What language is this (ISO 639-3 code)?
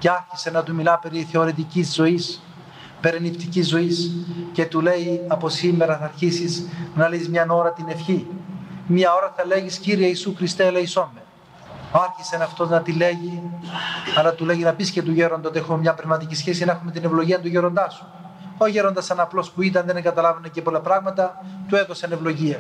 ell